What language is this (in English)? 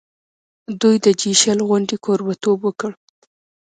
Pashto